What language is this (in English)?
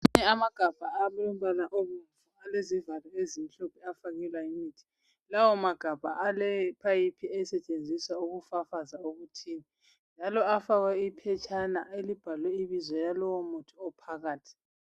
North Ndebele